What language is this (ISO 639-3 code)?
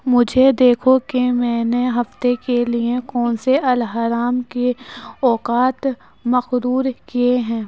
urd